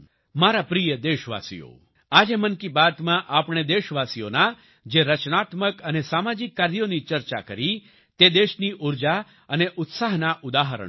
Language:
Gujarati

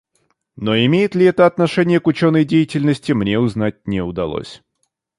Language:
Russian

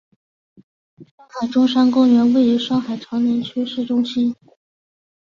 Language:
Chinese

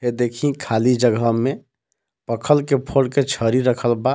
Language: Bhojpuri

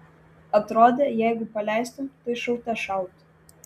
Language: Lithuanian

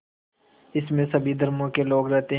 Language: Hindi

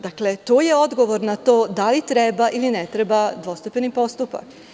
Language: Serbian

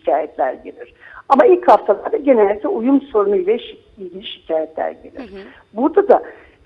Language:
Turkish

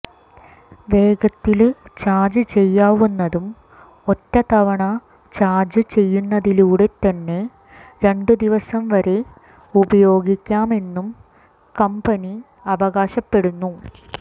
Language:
Malayalam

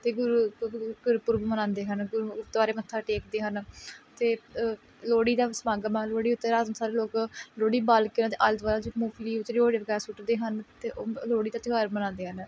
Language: Punjabi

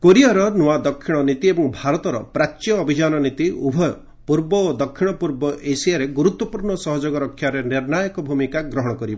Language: Odia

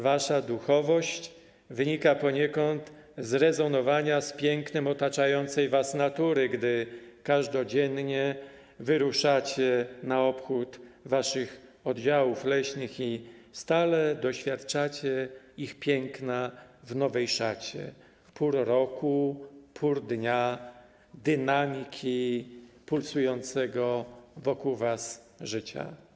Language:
Polish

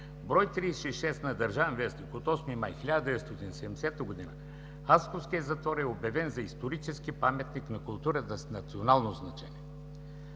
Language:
Bulgarian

